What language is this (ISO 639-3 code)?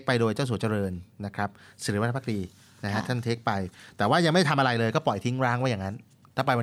tha